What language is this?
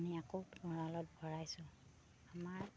Assamese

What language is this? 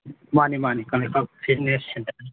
Manipuri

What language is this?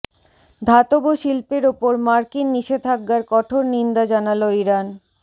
Bangla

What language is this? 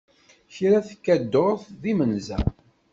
Kabyle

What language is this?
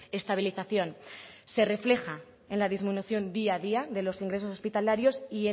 Spanish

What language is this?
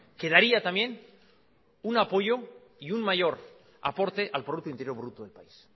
Spanish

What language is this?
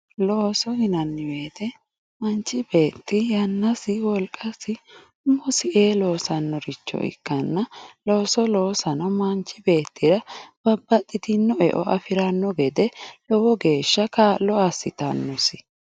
Sidamo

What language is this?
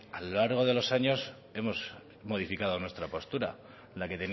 Spanish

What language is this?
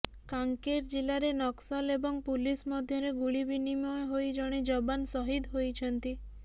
Odia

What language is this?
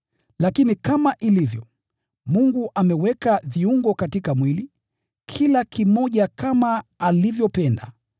Swahili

